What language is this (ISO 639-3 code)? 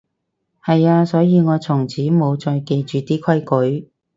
yue